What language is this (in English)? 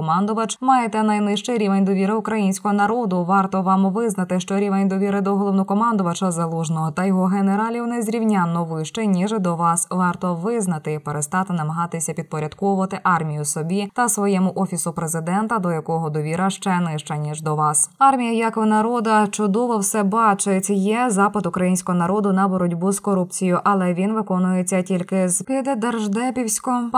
Ukrainian